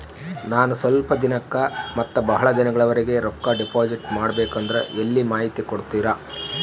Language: Kannada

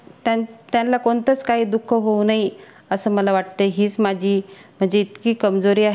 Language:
Marathi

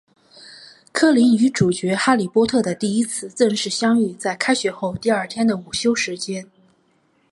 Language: Chinese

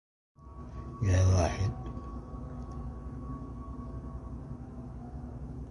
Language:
Arabic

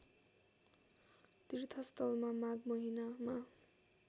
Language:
Nepali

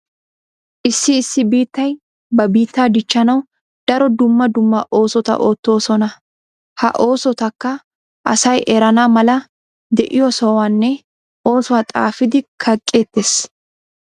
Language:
Wolaytta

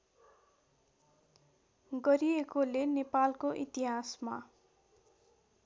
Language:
Nepali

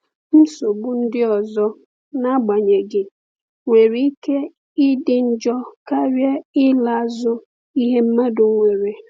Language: Igbo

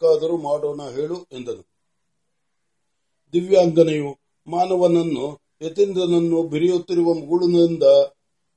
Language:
Marathi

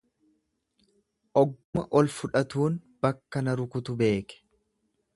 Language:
Oromo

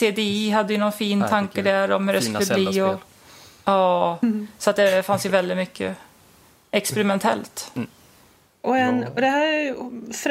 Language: Swedish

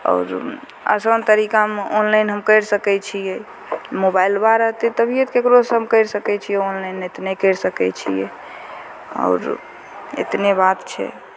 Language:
Maithili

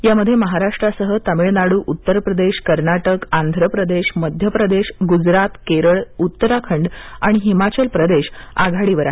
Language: Marathi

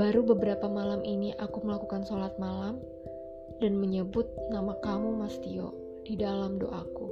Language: Indonesian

